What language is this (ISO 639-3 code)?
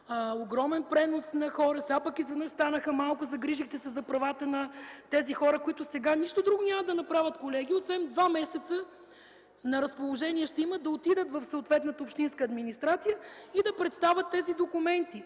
bul